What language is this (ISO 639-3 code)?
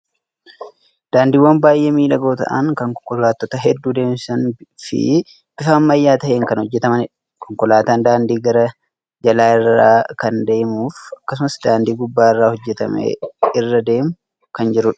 orm